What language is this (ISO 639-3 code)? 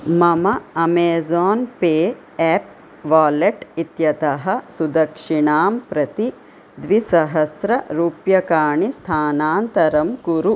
san